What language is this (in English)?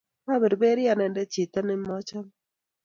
Kalenjin